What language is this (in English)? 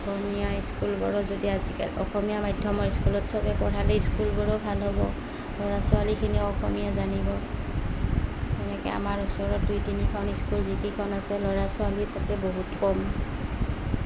Assamese